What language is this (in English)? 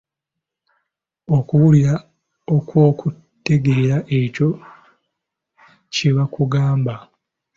Ganda